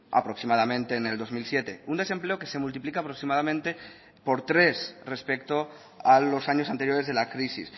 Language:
Spanish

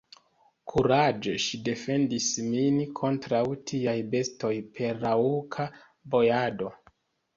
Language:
Esperanto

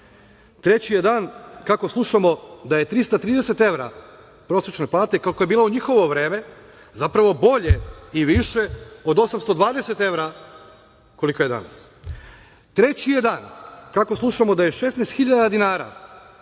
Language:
Serbian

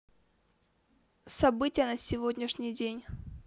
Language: Russian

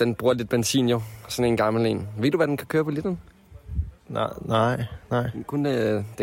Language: Danish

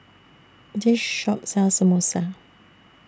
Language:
English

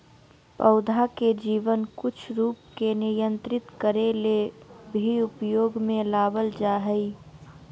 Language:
Magahi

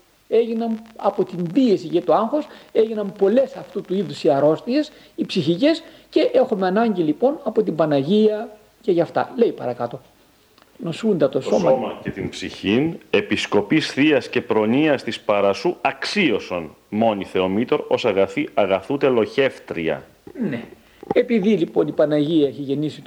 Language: Greek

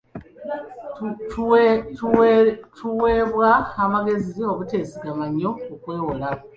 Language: Ganda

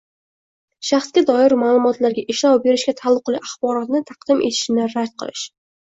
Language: Uzbek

